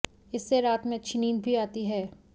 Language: Hindi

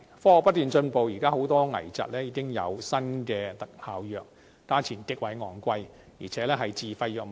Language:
Cantonese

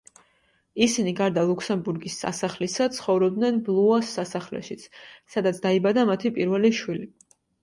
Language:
Georgian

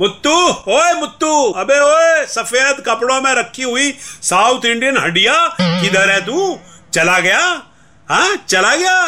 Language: Hindi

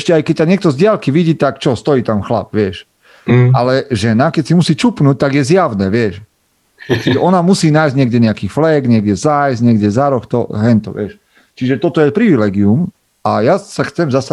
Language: Slovak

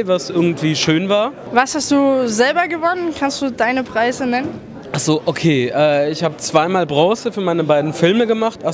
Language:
German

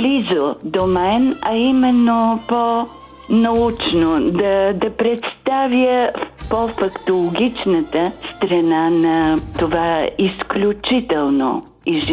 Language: Bulgarian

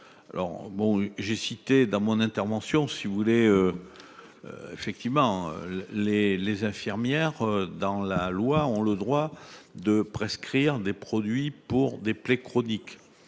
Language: French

